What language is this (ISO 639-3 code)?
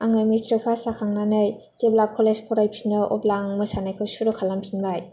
brx